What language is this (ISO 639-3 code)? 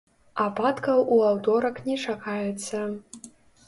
bel